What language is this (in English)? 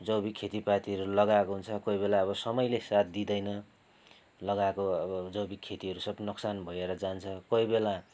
Nepali